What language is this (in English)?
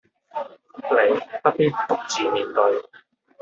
Cantonese